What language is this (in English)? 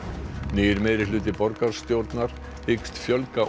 Icelandic